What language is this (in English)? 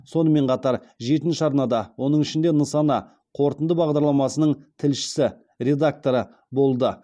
Kazakh